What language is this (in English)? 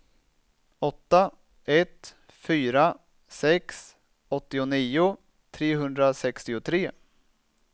Swedish